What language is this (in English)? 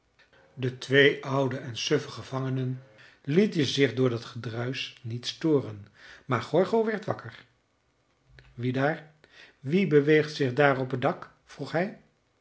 Dutch